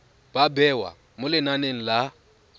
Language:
Tswana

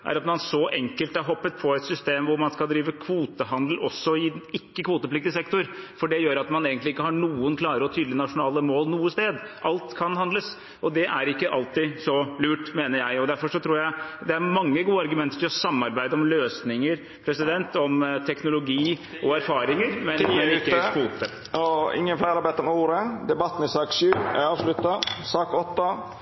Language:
Norwegian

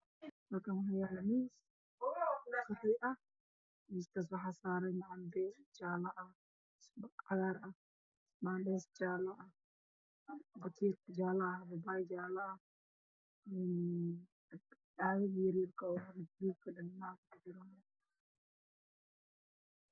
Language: Somali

